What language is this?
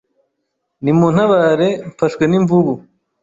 Kinyarwanda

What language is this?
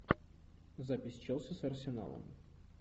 Russian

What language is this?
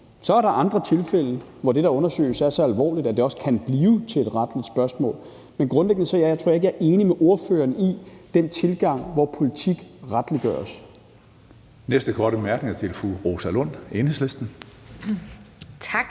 Danish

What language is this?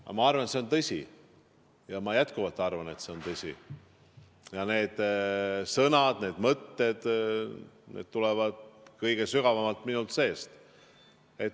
Estonian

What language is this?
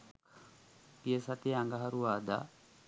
Sinhala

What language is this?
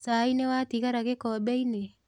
Kikuyu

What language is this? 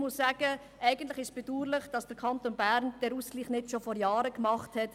Swiss German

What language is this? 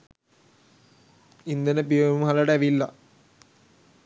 Sinhala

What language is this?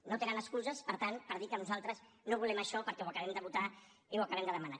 Catalan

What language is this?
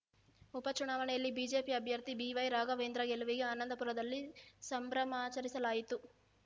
Kannada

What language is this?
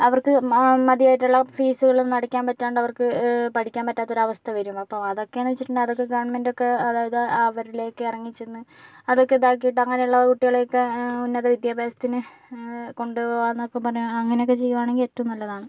Malayalam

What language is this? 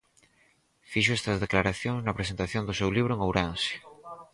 Galician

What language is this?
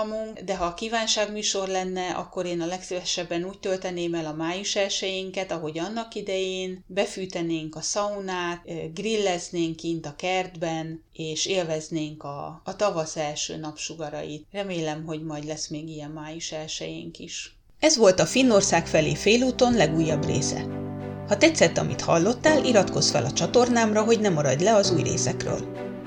Hungarian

